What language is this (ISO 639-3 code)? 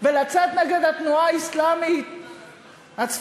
heb